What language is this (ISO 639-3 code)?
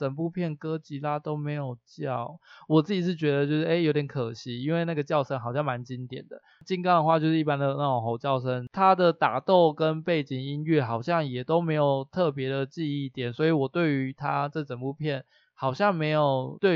zho